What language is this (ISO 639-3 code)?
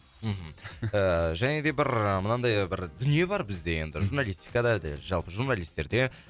kaz